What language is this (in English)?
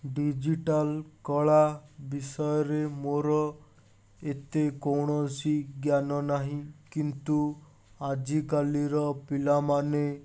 Odia